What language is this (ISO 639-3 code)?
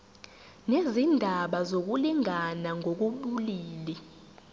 zul